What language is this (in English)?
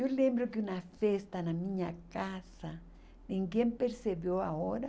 Portuguese